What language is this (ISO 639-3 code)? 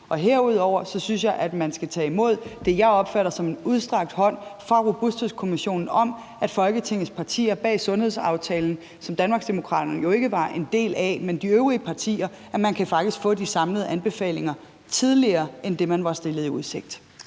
dan